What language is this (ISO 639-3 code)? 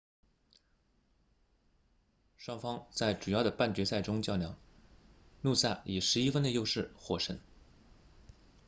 zho